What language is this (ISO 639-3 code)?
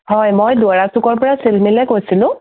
asm